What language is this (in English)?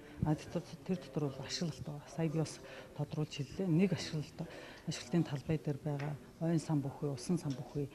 Arabic